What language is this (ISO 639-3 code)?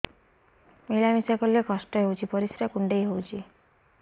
ori